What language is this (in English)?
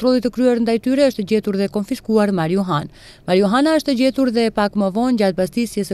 Romanian